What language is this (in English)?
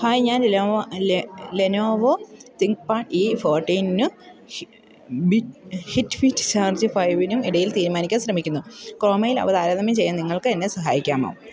Malayalam